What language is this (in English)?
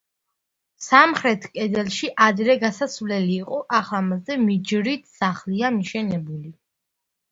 Georgian